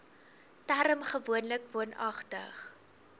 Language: Afrikaans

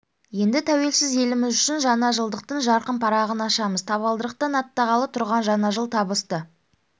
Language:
Kazakh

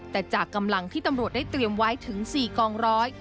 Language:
Thai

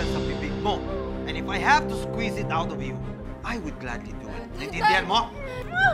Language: Filipino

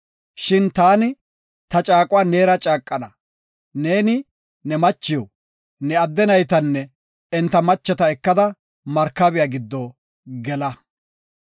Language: Gofa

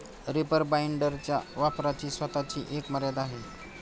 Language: Marathi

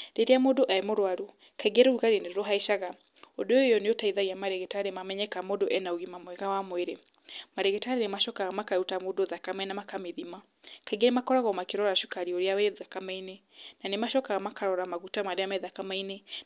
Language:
Kikuyu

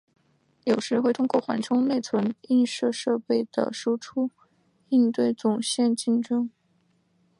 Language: Chinese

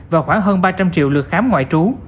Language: Vietnamese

